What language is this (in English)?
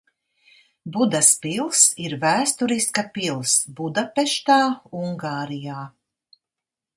Latvian